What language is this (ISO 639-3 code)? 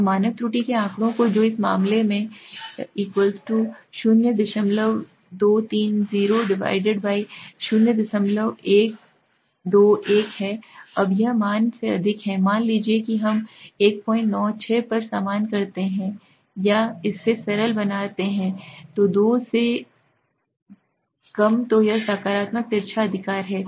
hin